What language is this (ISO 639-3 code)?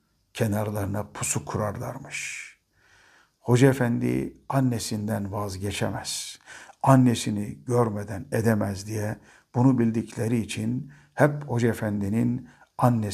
tur